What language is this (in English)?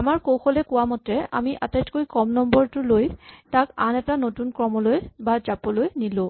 Assamese